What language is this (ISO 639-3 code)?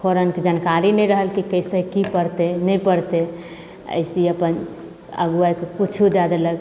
mai